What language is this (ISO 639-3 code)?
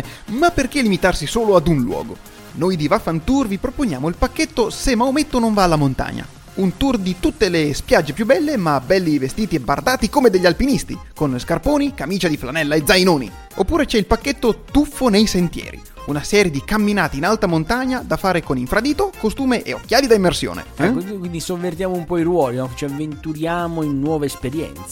ita